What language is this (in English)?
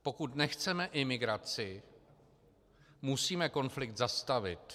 Czech